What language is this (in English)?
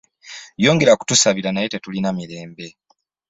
Ganda